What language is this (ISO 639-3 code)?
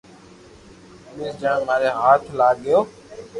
lrk